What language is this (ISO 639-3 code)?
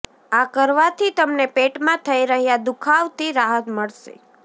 guj